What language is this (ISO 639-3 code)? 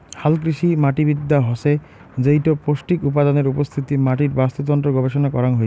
ben